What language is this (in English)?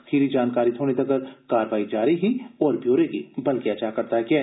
Dogri